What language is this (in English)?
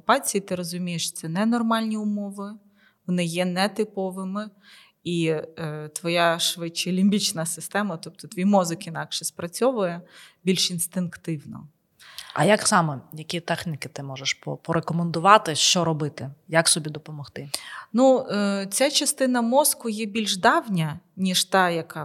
Ukrainian